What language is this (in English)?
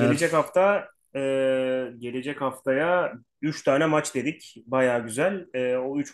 Turkish